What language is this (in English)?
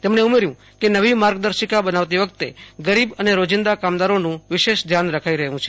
Gujarati